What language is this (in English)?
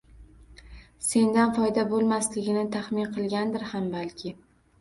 Uzbek